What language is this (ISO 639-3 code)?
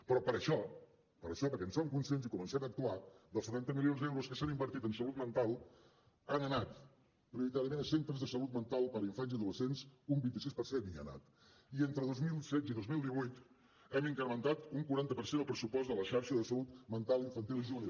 cat